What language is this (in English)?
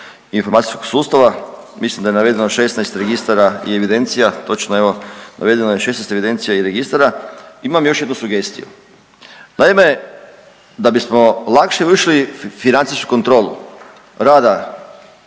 Croatian